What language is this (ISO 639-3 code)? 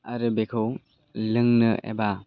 brx